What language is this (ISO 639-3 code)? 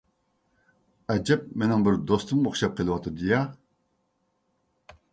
uig